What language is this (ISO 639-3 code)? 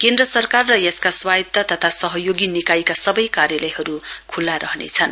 nep